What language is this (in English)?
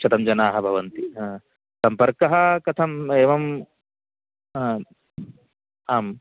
Sanskrit